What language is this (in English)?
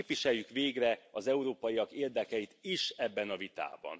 Hungarian